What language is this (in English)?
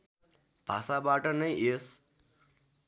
Nepali